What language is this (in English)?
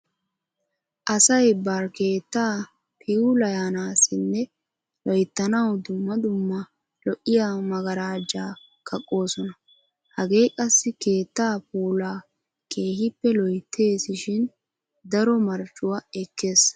Wolaytta